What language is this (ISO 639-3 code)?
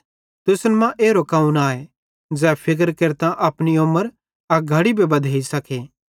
bhd